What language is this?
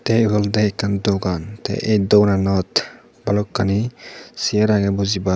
Chakma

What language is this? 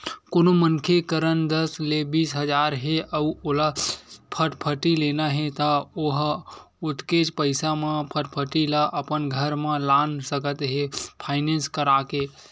Chhattisgarhi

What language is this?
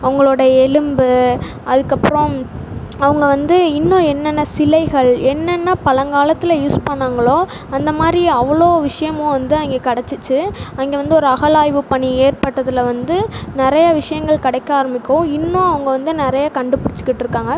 Tamil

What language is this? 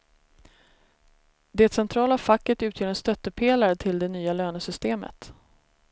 Swedish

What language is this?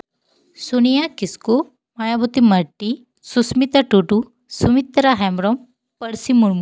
Santali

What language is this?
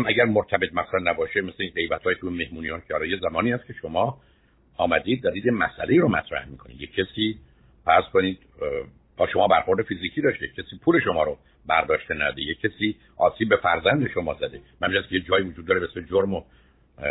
Persian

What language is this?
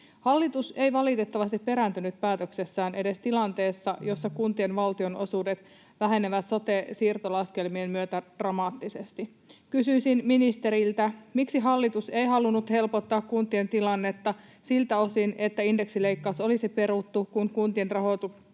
Finnish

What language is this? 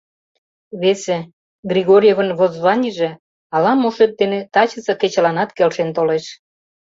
Mari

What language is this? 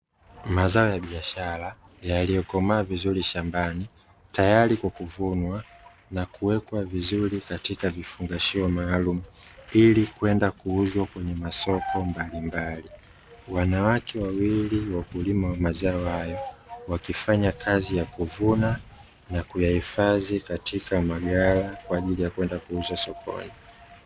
Swahili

